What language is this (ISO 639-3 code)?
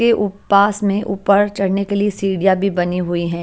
hin